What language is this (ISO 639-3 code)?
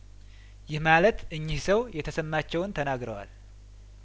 amh